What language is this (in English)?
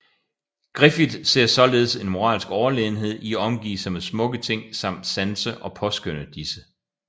Danish